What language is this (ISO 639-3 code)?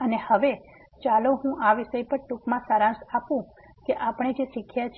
guj